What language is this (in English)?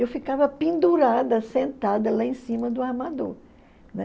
Portuguese